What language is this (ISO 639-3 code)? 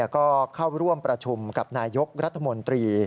tha